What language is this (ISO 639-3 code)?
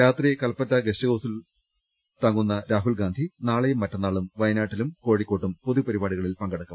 mal